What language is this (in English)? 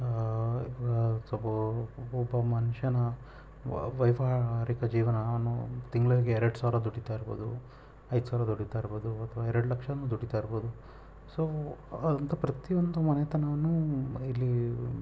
Kannada